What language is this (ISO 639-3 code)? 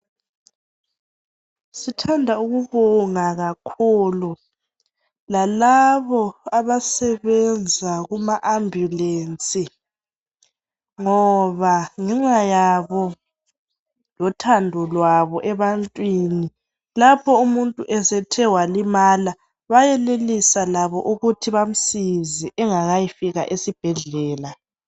nde